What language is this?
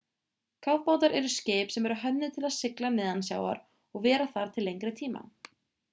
Icelandic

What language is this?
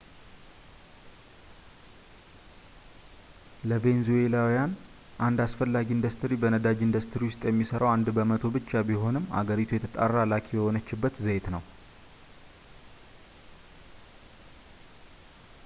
Amharic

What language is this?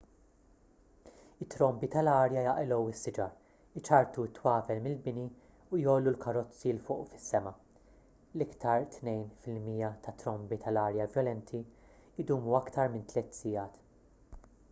Maltese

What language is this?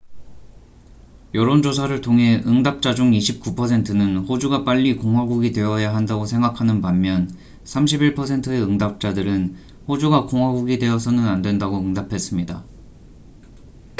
Korean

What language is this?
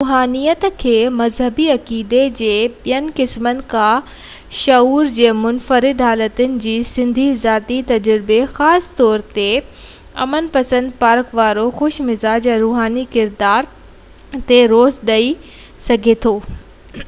Sindhi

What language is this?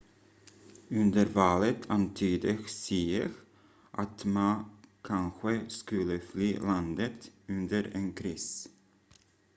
Swedish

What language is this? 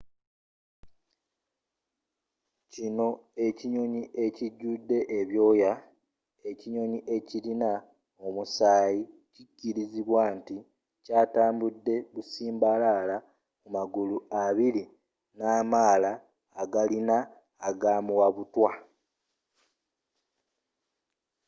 Ganda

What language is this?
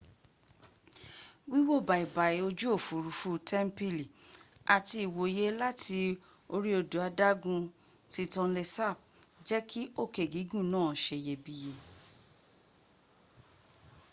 Yoruba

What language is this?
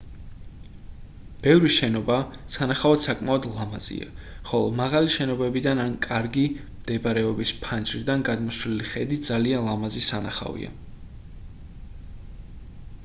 Georgian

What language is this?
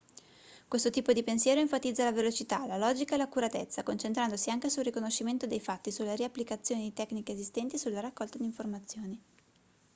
Italian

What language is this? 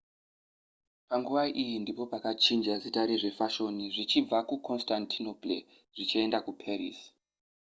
Shona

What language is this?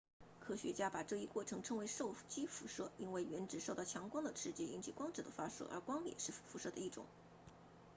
Chinese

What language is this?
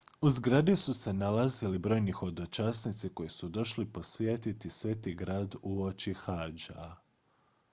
Croatian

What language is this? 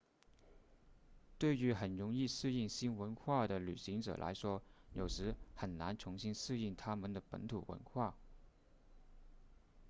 Chinese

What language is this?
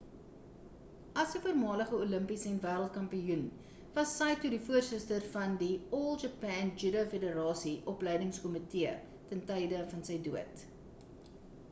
Afrikaans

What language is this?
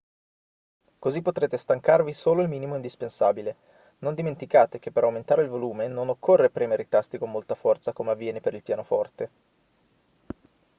Italian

